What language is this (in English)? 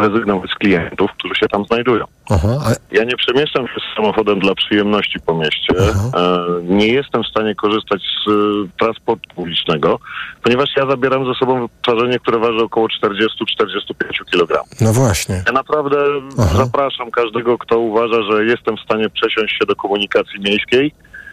Polish